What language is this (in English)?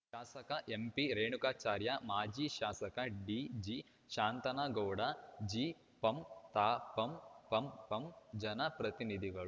Kannada